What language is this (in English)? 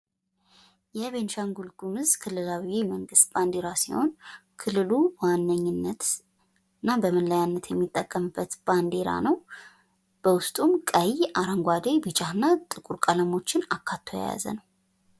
Amharic